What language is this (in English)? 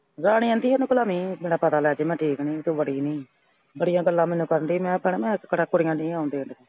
Punjabi